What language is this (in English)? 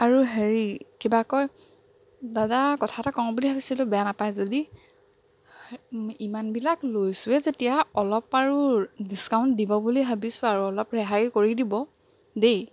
Assamese